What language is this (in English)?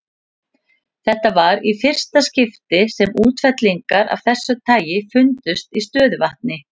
Icelandic